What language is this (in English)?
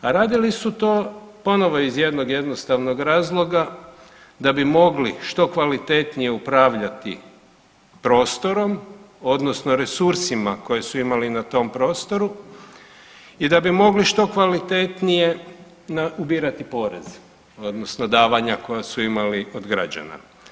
Croatian